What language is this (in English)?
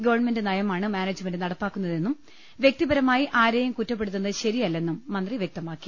Malayalam